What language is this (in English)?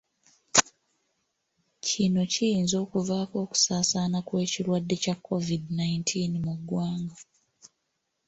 Ganda